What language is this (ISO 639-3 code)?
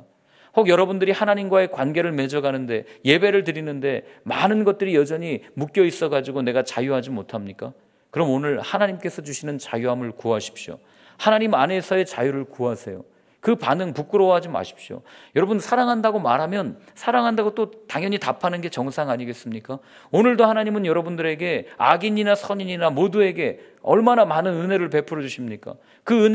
kor